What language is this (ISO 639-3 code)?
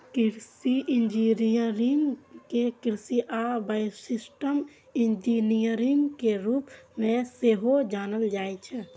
mai